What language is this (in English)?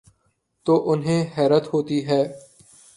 Urdu